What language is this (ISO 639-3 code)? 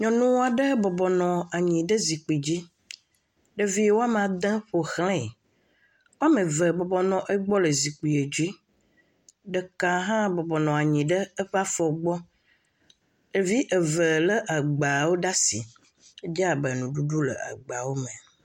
ewe